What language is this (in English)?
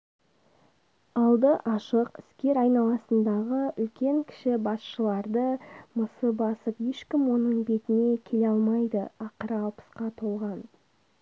Kazakh